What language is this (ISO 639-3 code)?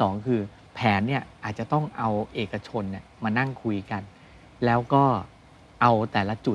tha